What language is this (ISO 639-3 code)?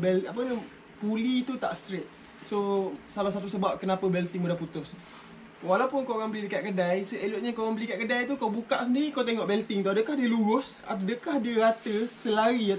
msa